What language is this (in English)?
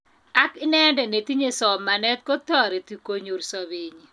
Kalenjin